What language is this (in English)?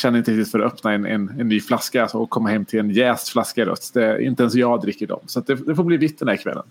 Swedish